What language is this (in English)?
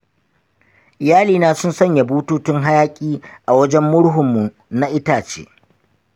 Hausa